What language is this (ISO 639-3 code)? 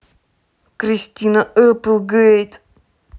rus